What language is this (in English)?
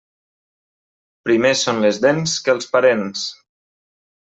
Catalan